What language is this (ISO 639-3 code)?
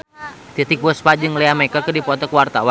sun